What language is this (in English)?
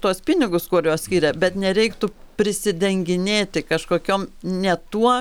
Lithuanian